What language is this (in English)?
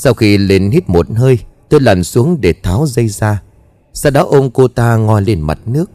Vietnamese